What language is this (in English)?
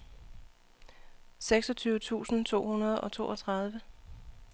Danish